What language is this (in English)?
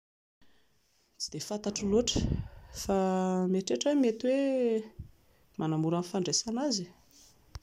Malagasy